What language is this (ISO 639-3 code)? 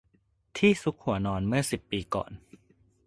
tha